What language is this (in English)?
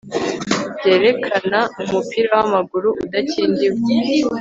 Kinyarwanda